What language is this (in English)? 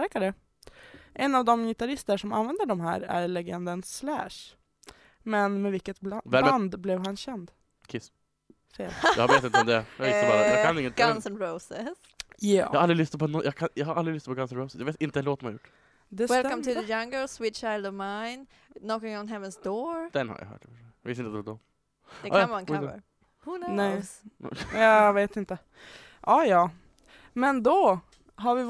Swedish